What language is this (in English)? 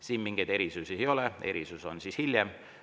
Estonian